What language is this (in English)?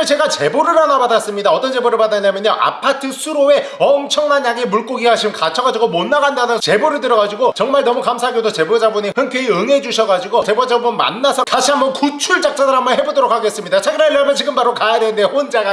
Korean